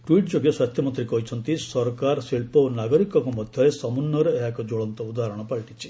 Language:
Odia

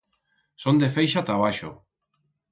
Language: Aragonese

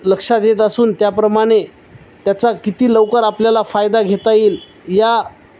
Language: Marathi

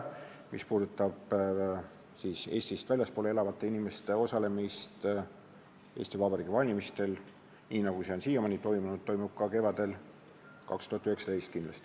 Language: Estonian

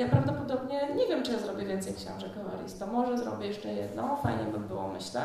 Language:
Polish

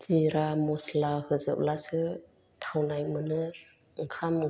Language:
Bodo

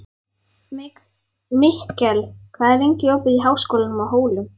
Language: Icelandic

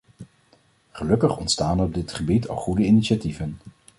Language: Dutch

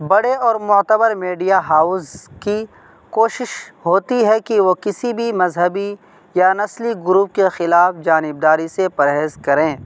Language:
Urdu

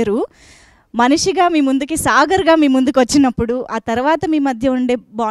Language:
Telugu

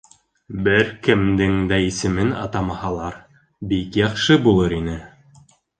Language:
Bashkir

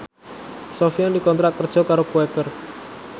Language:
Javanese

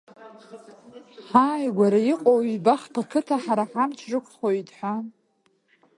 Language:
Abkhazian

